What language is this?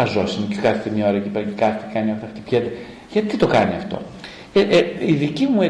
Greek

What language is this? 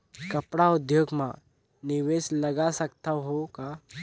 Chhattisgarhi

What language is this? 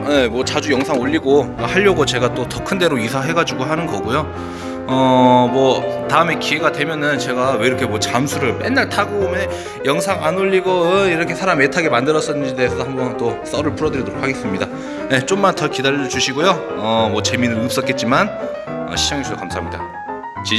Korean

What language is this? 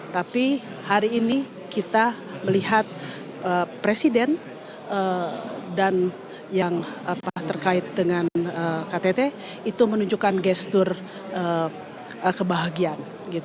Indonesian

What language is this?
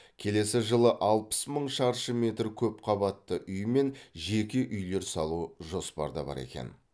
Kazakh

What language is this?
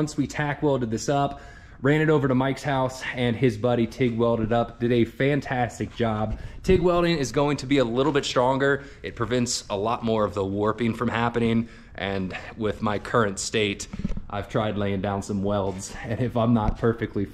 English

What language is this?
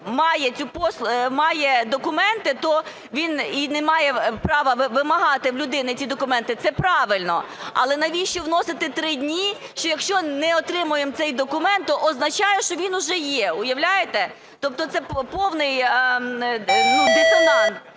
Ukrainian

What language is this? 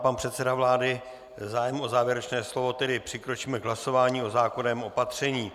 Czech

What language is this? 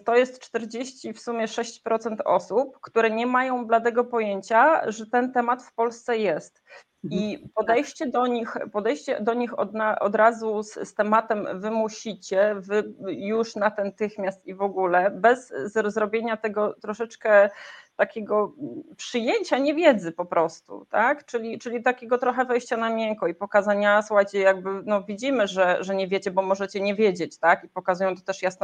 Polish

